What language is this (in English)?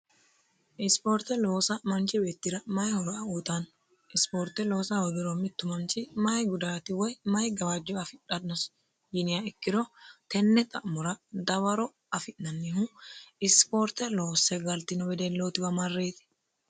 Sidamo